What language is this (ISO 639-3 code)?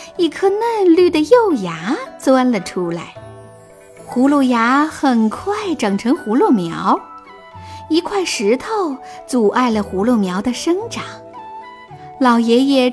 zho